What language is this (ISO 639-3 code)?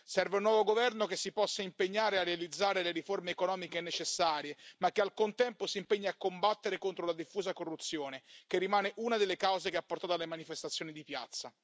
ita